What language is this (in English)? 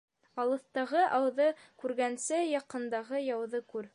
Bashkir